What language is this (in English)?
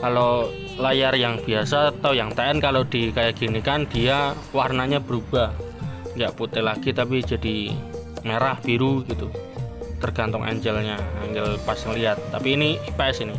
Indonesian